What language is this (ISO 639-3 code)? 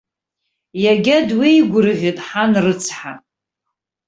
abk